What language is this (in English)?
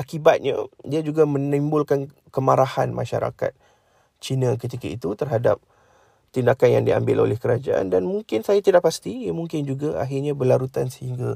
Malay